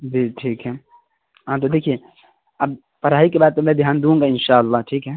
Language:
Urdu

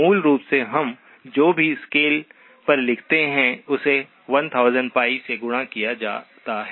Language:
Hindi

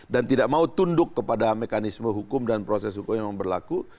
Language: Indonesian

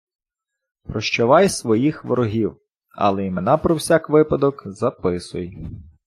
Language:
Ukrainian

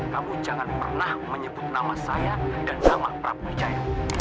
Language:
Indonesian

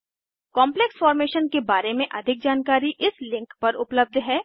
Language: Hindi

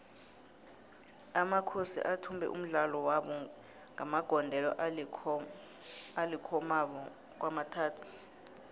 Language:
South Ndebele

